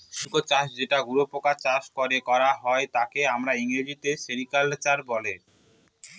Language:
Bangla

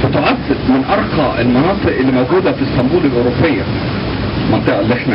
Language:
Arabic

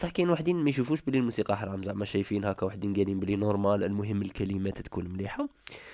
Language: Arabic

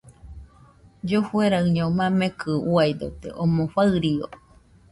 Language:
Nüpode Huitoto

